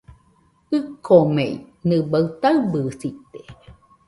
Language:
Nüpode Huitoto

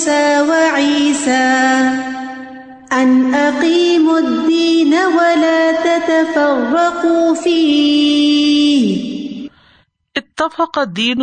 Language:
Urdu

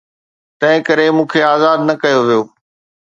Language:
Sindhi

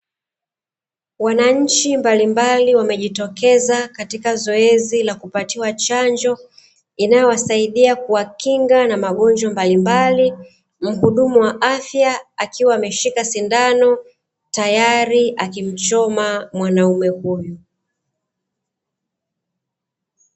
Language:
Swahili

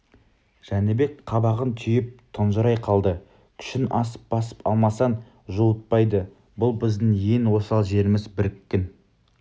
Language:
Kazakh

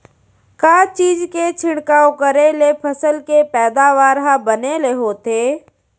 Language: Chhattisgarhi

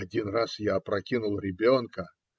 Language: Russian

